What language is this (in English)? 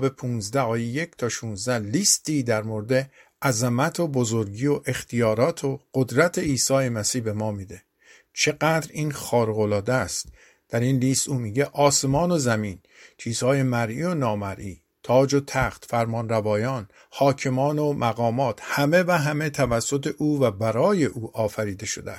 Persian